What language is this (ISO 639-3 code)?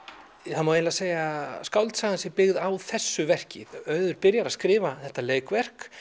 isl